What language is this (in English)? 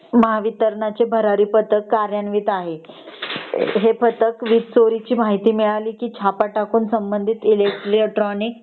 Marathi